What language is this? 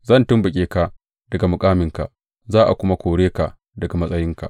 Hausa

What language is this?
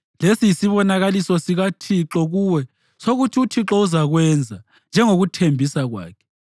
North Ndebele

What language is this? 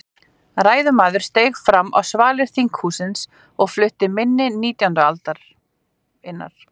Icelandic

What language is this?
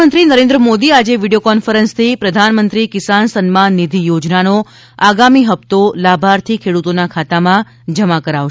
Gujarati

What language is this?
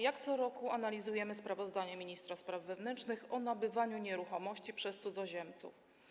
Polish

